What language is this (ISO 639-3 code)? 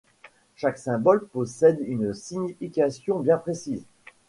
fra